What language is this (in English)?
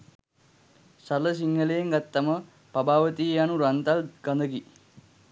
Sinhala